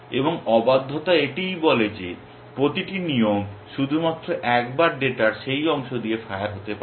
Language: Bangla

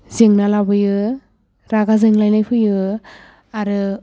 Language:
Bodo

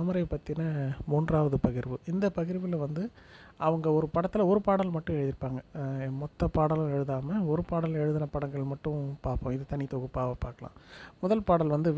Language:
Tamil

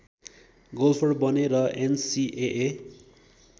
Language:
Nepali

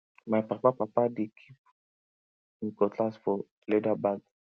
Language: Nigerian Pidgin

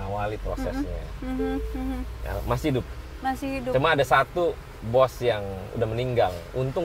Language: Indonesian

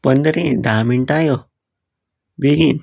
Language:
Konkani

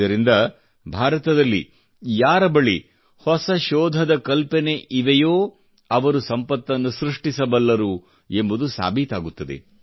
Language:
Kannada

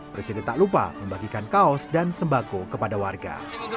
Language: Indonesian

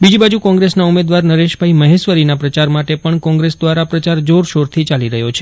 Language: Gujarati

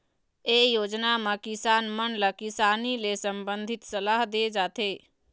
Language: Chhattisgarhi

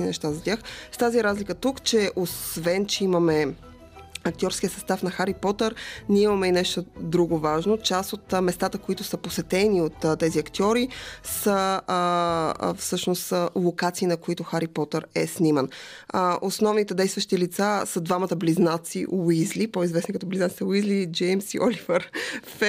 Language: Bulgarian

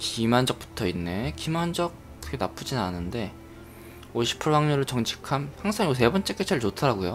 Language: Korean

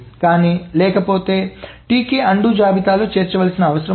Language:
Telugu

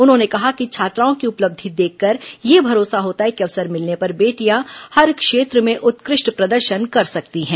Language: Hindi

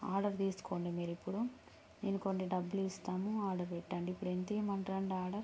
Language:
Telugu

